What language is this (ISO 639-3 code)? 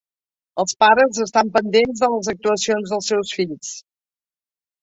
cat